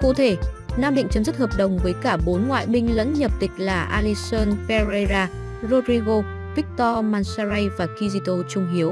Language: Vietnamese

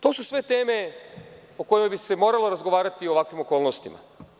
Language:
Serbian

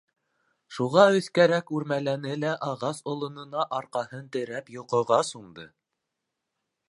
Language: Bashkir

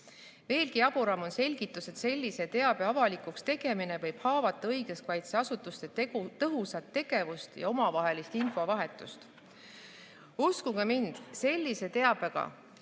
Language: Estonian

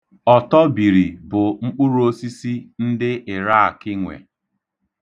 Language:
Igbo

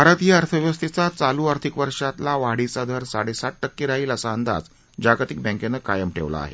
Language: Marathi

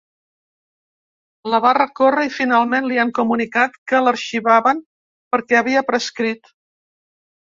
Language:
Catalan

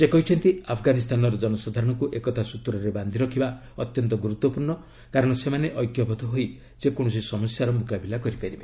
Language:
Odia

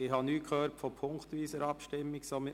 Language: Swiss German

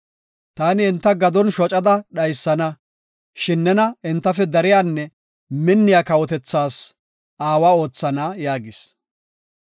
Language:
Gofa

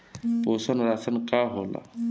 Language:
Bhojpuri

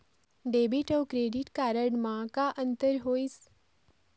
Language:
Chhattisgarhi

